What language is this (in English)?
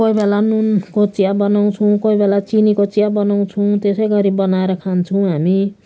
Nepali